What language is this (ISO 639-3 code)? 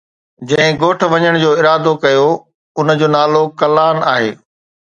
snd